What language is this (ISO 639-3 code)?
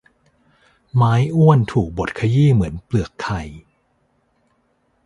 tha